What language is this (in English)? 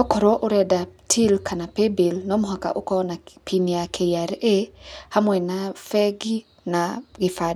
Kikuyu